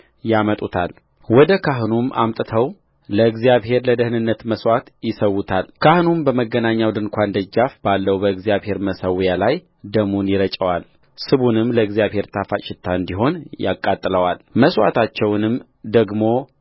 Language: Amharic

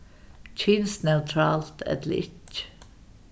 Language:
Faroese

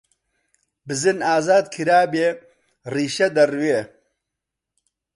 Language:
Central Kurdish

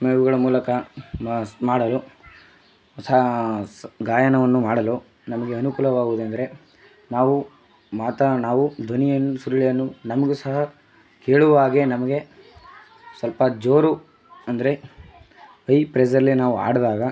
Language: Kannada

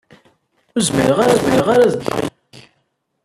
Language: Kabyle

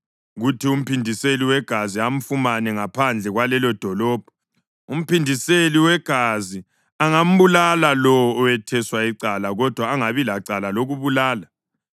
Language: North Ndebele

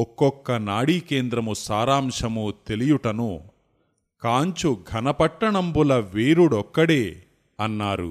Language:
Telugu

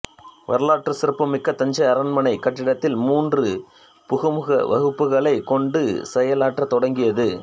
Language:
Tamil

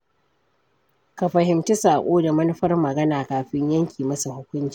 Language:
Hausa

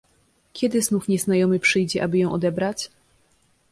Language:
Polish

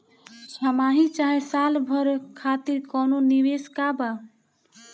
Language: Bhojpuri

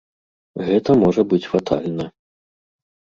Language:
Belarusian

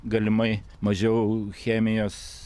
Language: Lithuanian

